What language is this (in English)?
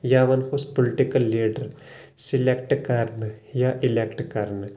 Kashmiri